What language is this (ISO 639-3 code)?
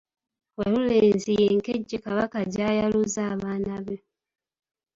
lug